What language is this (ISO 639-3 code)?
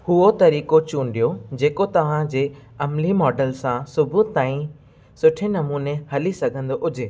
snd